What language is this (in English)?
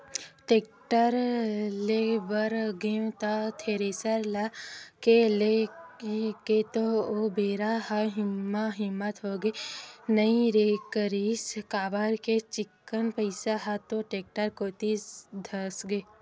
Chhattisgarhi